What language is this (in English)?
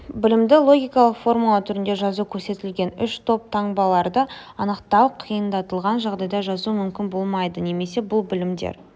Kazakh